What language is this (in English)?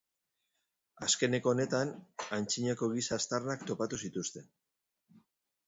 Basque